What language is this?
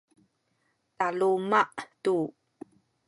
Sakizaya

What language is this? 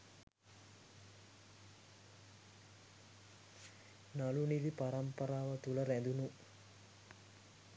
Sinhala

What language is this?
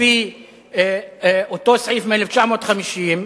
Hebrew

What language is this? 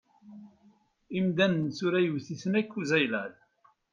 Kabyle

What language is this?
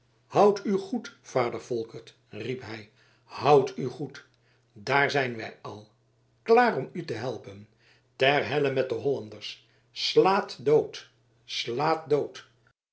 Dutch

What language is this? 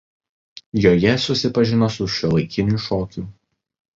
Lithuanian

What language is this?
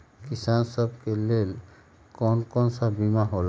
Magahi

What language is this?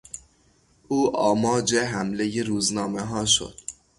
Persian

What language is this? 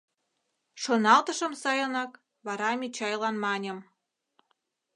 Mari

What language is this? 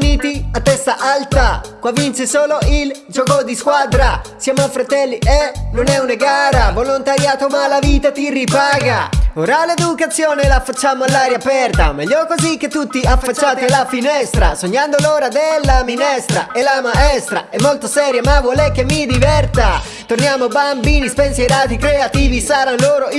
Italian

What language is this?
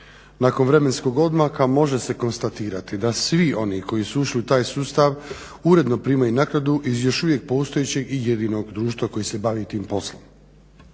Croatian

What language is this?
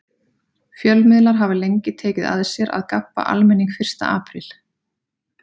Icelandic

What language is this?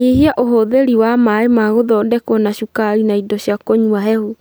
Kikuyu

